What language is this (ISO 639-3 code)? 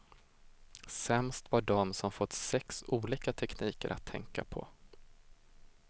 swe